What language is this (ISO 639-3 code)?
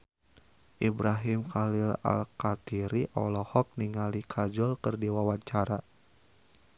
sun